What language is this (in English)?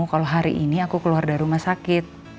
Indonesian